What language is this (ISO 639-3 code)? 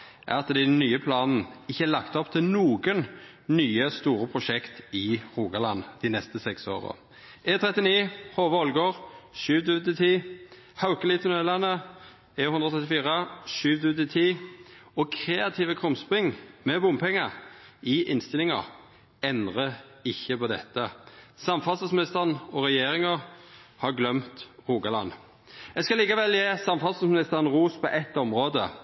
nno